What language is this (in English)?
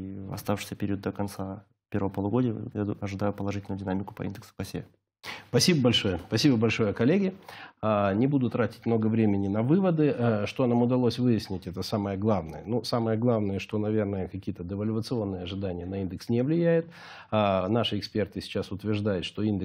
Russian